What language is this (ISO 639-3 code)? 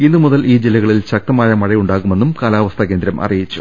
mal